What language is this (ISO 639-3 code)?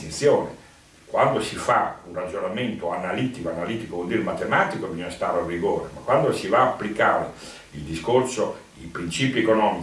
ita